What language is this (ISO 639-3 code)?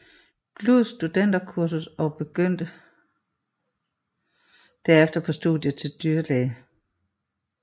dan